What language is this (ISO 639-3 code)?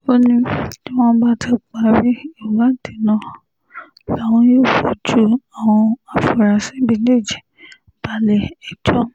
yor